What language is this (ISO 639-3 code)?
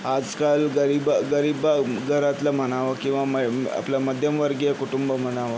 mar